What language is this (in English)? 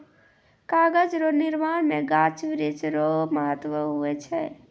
Maithili